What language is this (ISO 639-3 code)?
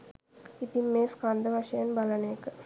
sin